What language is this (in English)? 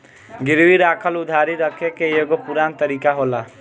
Bhojpuri